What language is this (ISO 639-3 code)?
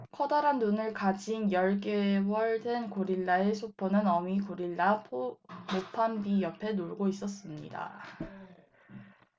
kor